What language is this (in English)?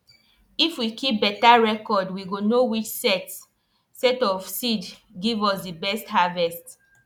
Nigerian Pidgin